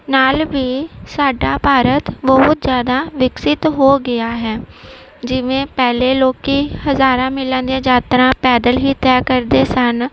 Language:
Punjabi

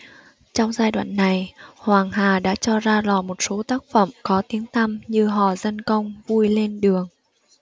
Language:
Vietnamese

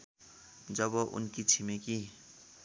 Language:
Nepali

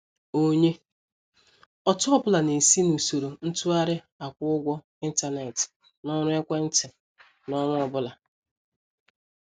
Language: Igbo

